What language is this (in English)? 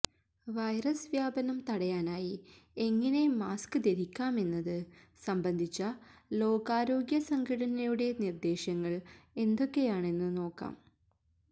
Malayalam